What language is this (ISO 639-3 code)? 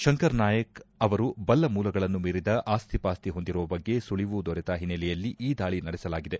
kan